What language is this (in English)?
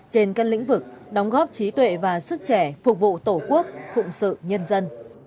Vietnamese